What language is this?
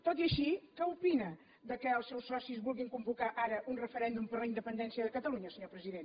Catalan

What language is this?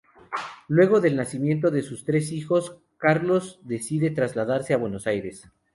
Spanish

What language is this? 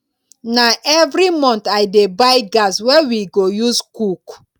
Nigerian Pidgin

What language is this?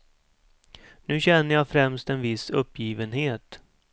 Swedish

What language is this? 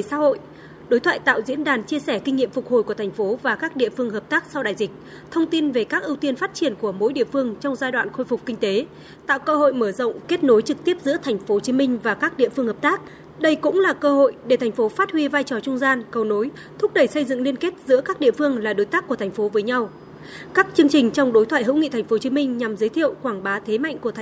Vietnamese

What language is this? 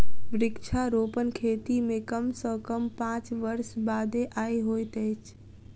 Maithili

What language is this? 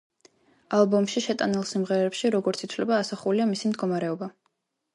Georgian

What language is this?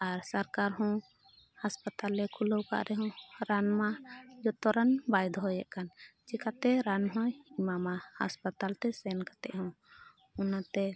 Santali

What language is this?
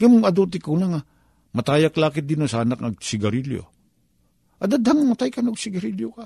Filipino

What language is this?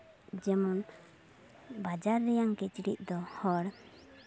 Santali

